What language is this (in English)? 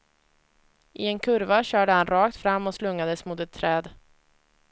Swedish